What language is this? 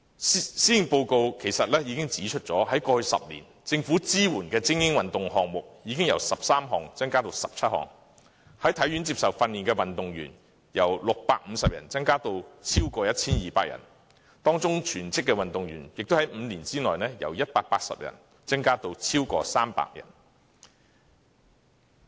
Cantonese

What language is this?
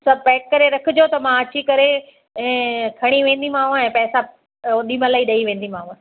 Sindhi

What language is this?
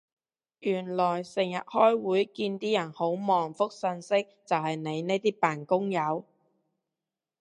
Cantonese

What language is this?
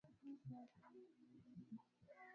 Swahili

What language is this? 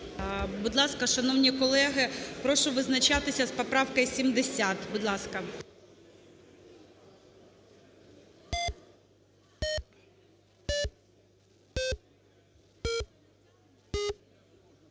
Ukrainian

